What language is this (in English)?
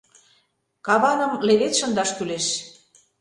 Mari